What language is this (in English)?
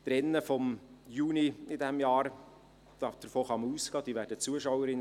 Swiss German